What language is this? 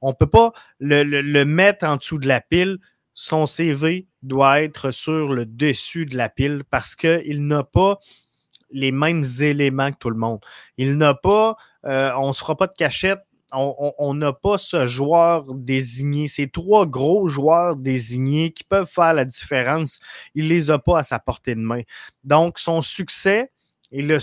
French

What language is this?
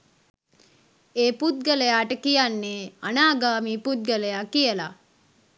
Sinhala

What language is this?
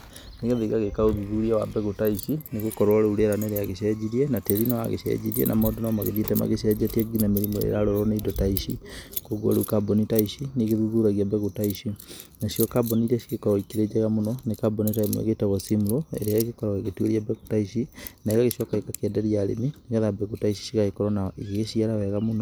Kikuyu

